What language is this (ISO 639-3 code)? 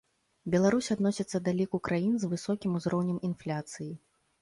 bel